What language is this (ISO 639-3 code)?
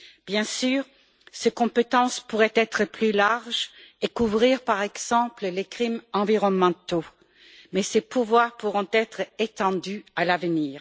fra